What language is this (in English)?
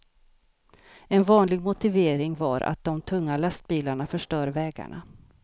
Swedish